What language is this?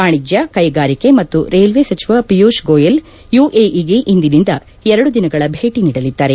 Kannada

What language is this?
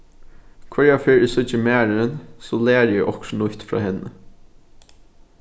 Faroese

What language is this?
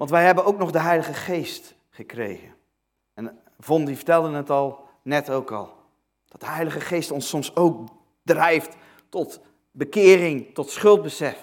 Dutch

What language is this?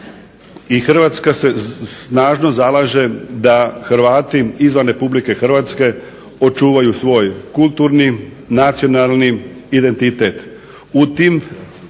Croatian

